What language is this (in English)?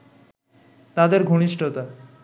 Bangla